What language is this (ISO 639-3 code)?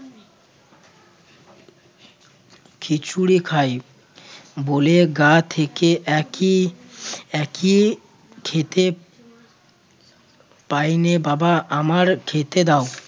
ben